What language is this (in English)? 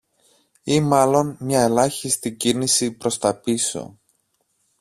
Greek